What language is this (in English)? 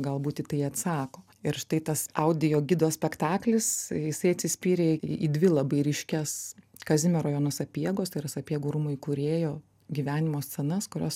Lithuanian